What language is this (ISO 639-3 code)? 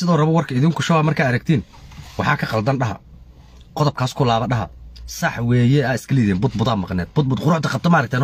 ara